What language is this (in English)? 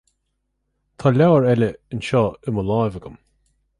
Irish